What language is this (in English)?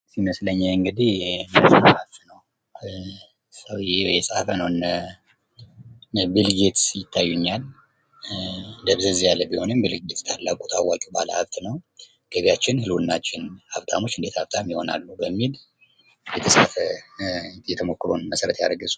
Amharic